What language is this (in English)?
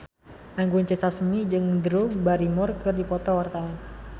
Sundanese